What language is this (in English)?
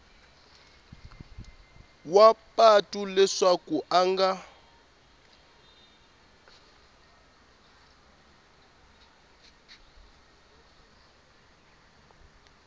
Tsonga